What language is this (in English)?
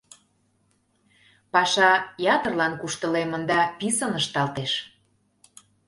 Mari